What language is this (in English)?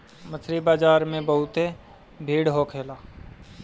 Bhojpuri